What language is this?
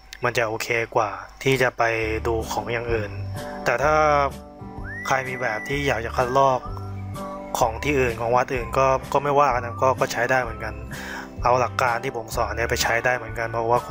Thai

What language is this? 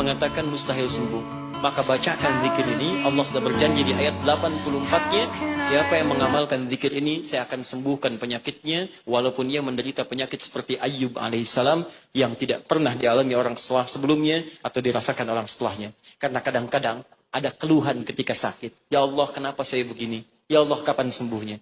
Indonesian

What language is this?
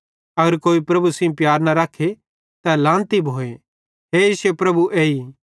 Bhadrawahi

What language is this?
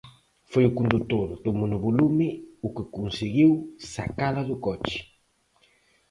Galician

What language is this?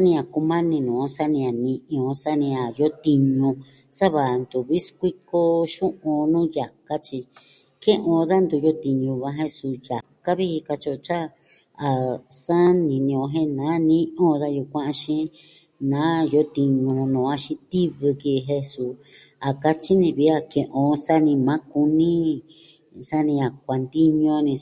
Southwestern Tlaxiaco Mixtec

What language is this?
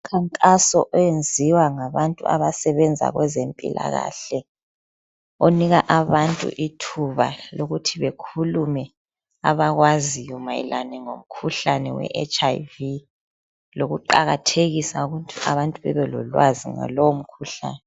North Ndebele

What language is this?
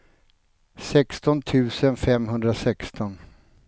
Swedish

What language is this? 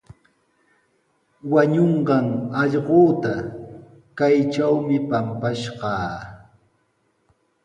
Sihuas Ancash Quechua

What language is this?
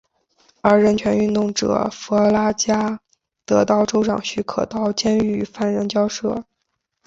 Chinese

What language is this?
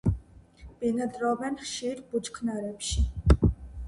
Georgian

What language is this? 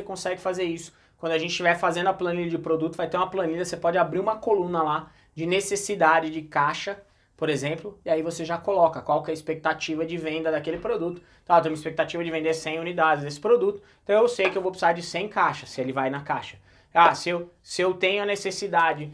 Portuguese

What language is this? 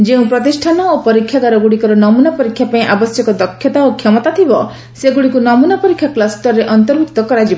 Odia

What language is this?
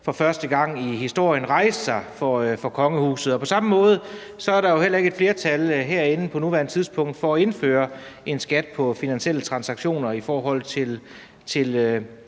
Danish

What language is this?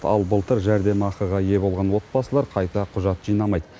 Kazakh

